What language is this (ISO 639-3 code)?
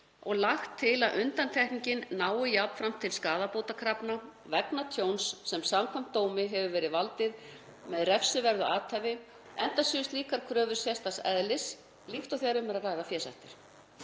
isl